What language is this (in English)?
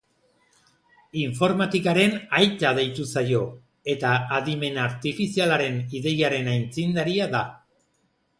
Basque